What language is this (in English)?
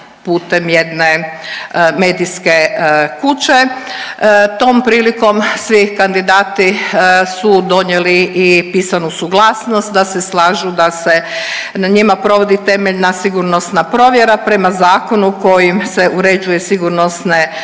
Croatian